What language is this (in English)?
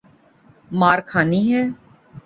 Urdu